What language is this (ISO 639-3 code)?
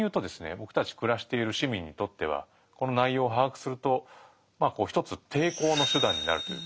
jpn